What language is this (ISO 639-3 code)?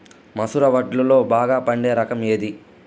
tel